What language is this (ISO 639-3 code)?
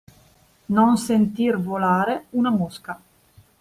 ita